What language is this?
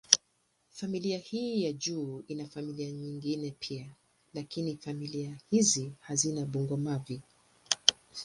Swahili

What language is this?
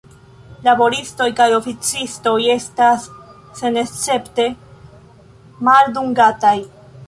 Esperanto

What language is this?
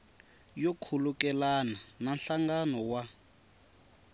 Tsonga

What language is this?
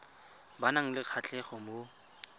Tswana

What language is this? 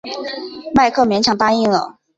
Chinese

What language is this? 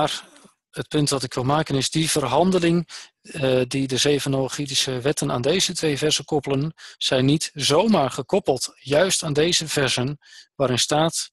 Dutch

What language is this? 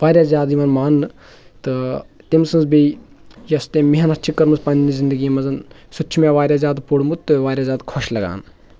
Kashmiri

